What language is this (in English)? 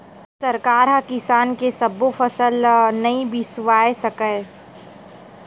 Chhattisgarhi